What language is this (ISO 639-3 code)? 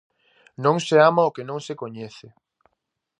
glg